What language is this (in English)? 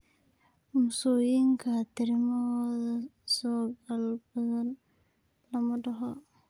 Somali